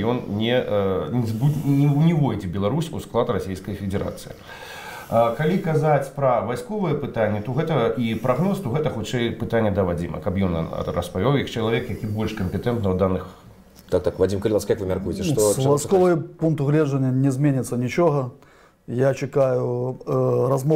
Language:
Russian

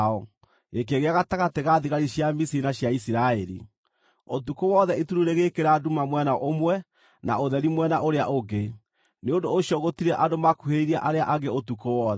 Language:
Kikuyu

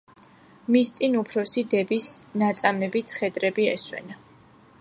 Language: Georgian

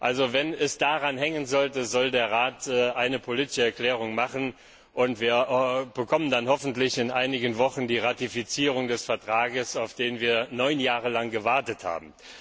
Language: German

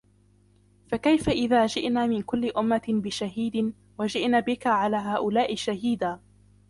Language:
Arabic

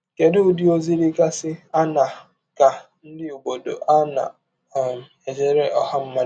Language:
Igbo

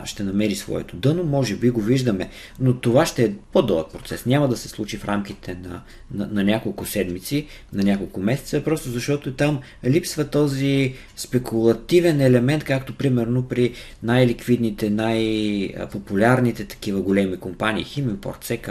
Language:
Bulgarian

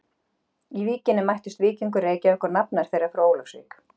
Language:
Icelandic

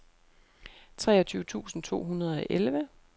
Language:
Danish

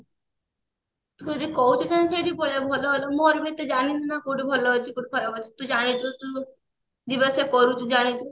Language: Odia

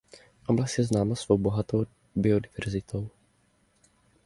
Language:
Czech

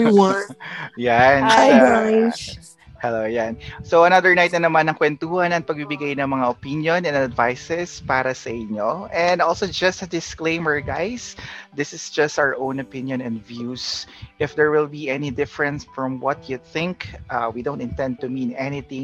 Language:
Filipino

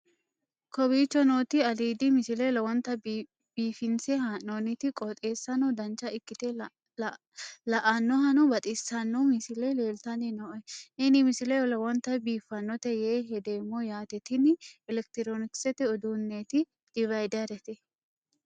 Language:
Sidamo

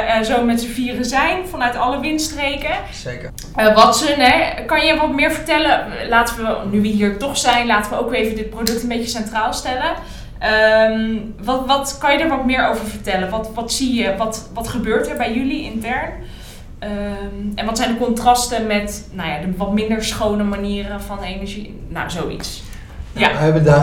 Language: Dutch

